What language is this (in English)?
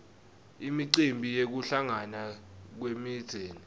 Swati